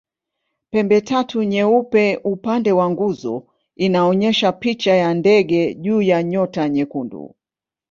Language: Swahili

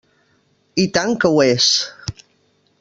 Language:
Catalan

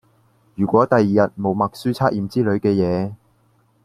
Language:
Cantonese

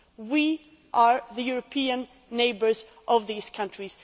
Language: English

